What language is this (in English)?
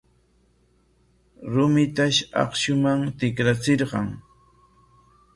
Corongo Ancash Quechua